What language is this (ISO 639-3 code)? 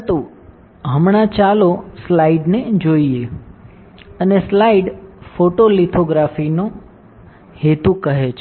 guj